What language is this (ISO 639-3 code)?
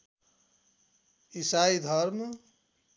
nep